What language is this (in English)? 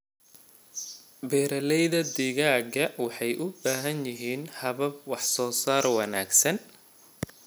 Somali